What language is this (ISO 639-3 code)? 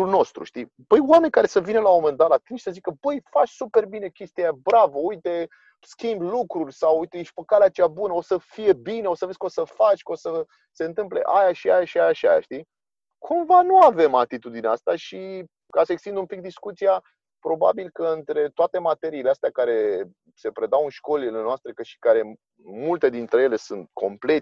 ron